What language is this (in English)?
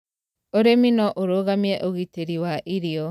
Kikuyu